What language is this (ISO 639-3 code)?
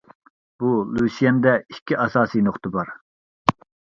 uig